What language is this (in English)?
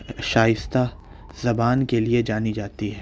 Urdu